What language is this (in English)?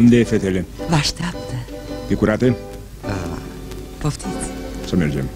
Romanian